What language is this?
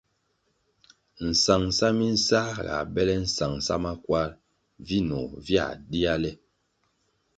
Kwasio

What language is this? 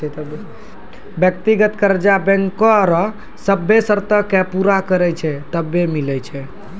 Maithili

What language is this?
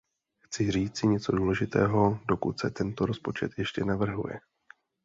Czech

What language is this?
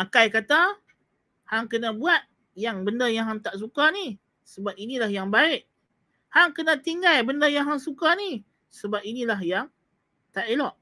Malay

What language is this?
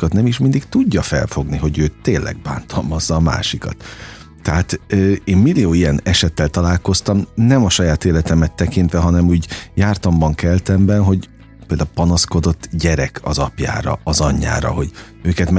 Hungarian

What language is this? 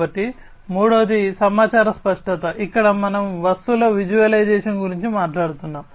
Telugu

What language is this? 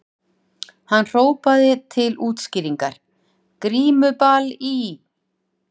Icelandic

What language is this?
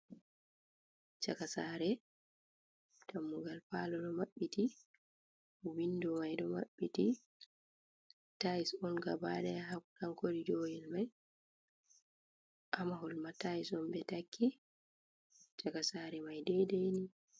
Fula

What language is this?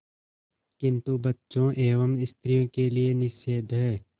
Hindi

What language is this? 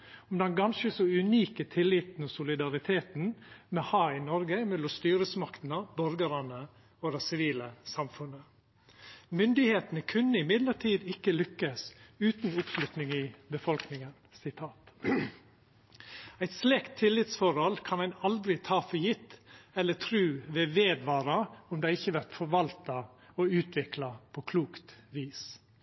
Norwegian Nynorsk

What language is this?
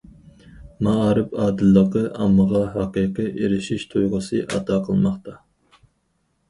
Uyghur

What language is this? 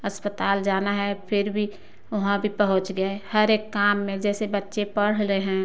Hindi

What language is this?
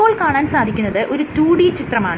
Malayalam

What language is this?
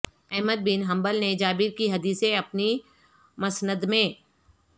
Urdu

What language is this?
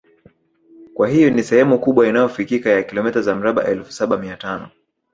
Swahili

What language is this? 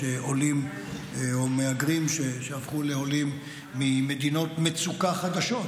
Hebrew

